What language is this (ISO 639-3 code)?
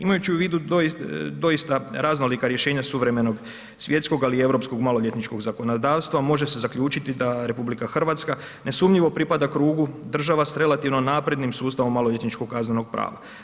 hrv